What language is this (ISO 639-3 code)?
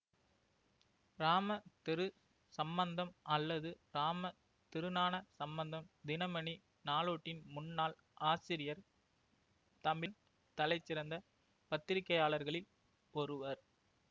tam